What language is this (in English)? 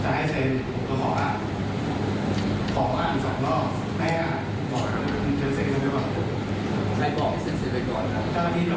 Thai